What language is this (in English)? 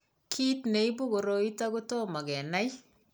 Kalenjin